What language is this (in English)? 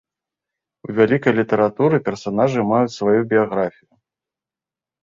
Belarusian